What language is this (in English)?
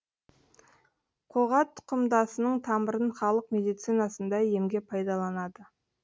Kazakh